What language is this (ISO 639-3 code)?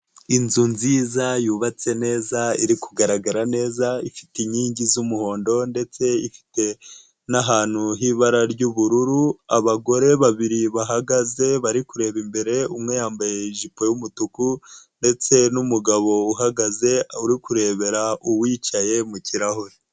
kin